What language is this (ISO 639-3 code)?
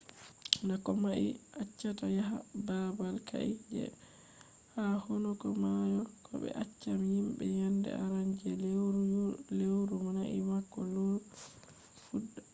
ful